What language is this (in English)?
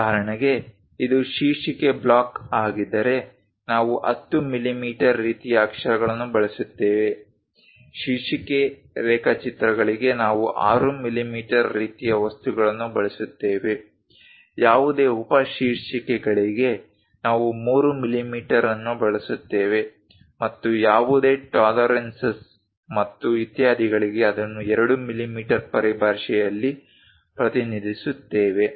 Kannada